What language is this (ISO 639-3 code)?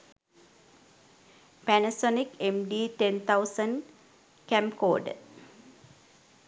sin